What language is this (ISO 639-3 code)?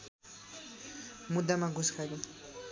nep